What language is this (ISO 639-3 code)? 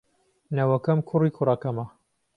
ckb